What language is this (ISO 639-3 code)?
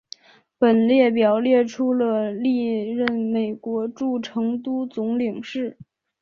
zho